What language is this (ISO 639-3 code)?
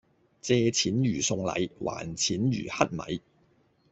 yue